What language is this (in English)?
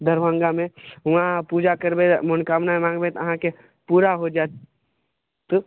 Maithili